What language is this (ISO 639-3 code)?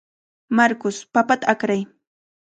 qvl